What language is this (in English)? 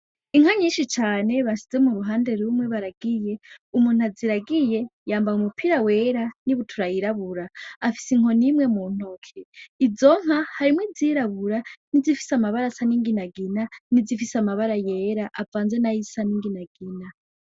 Rundi